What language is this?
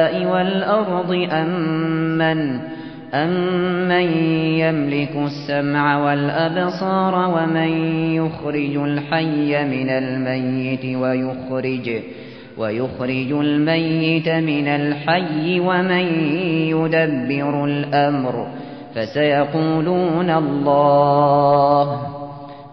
Arabic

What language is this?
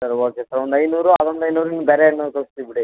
Kannada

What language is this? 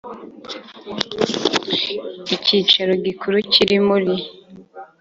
Kinyarwanda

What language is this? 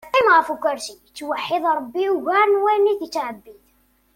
Kabyle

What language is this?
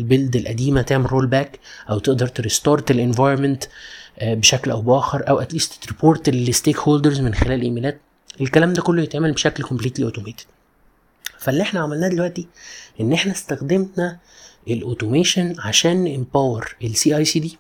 Arabic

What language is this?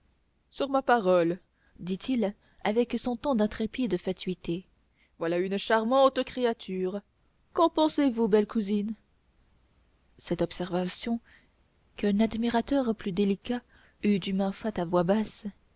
French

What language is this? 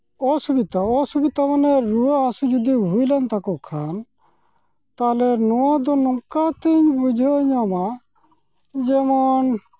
Santali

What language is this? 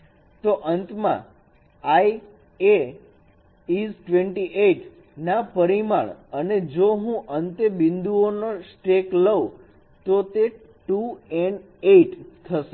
Gujarati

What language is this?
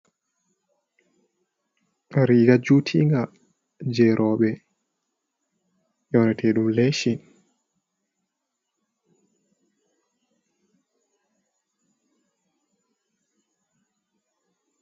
Fula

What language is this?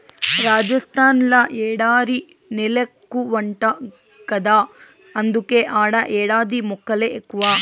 Telugu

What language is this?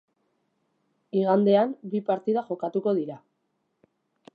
Basque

